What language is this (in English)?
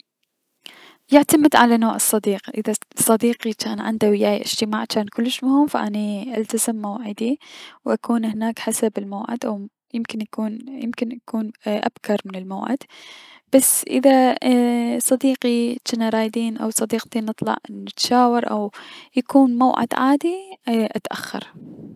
Mesopotamian Arabic